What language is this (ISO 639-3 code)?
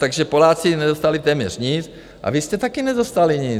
ces